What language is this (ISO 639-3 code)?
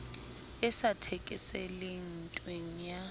sot